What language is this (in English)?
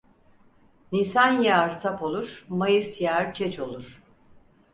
Turkish